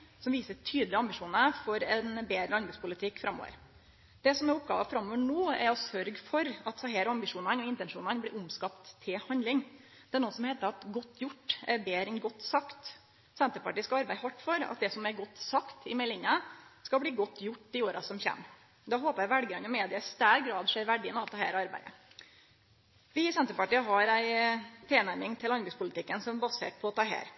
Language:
Norwegian Nynorsk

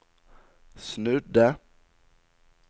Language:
Norwegian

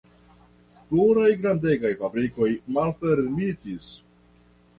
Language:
Esperanto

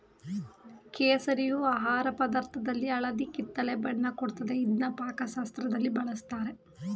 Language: Kannada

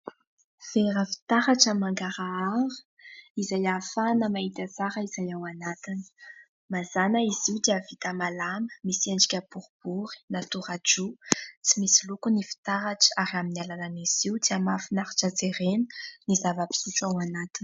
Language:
Malagasy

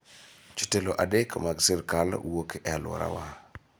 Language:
Luo (Kenya and Tanzania)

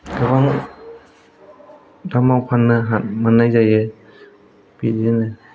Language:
Bodo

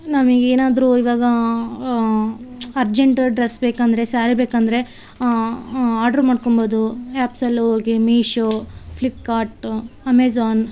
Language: Kannada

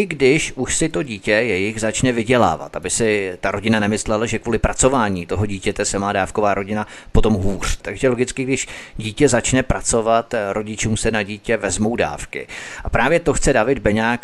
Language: Czech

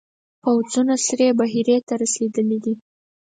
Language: Pashto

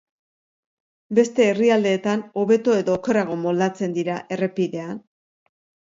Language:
Basque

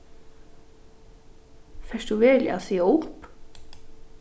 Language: Faroese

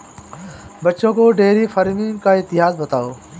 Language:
Hindi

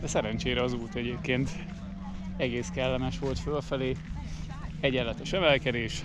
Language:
Hungarian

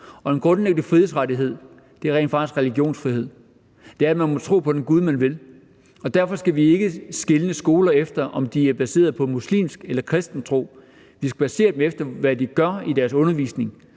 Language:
Danish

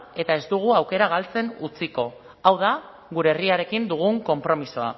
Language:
Basque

